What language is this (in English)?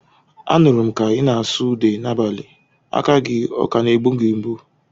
Igbo